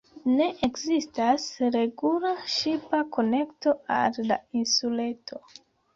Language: Esperanto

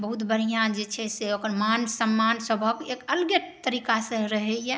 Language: Maithili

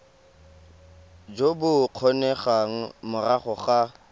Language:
Tswana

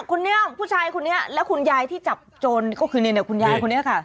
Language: Thai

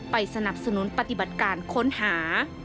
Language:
Thai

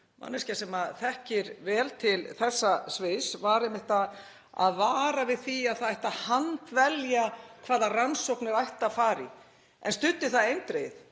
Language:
Icelandic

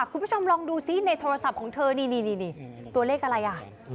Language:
Thai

